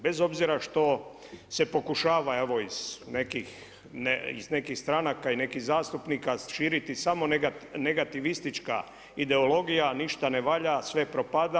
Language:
Croatian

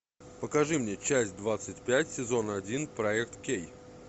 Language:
Russian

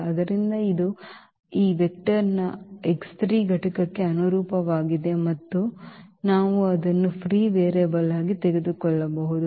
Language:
Kannada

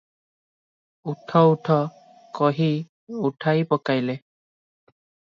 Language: Odia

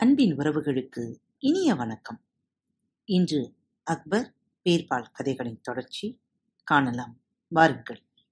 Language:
Tamil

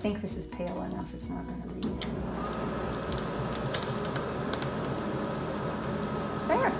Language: English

